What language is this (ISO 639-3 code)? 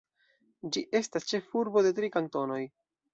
epo